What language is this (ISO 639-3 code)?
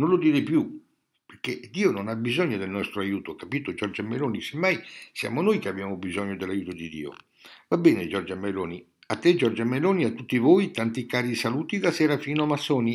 ita